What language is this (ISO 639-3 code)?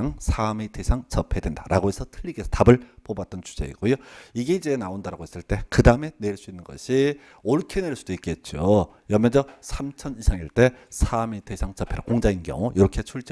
kor